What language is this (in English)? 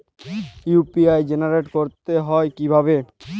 Bangla